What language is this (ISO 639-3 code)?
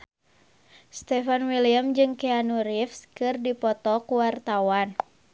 sun